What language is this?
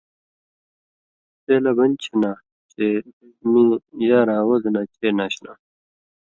Indus Kohistani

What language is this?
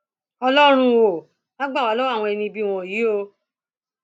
Yoruba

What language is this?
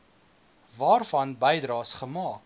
Afrikaans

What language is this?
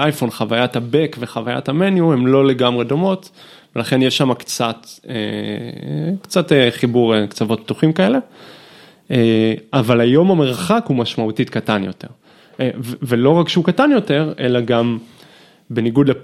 Hebrew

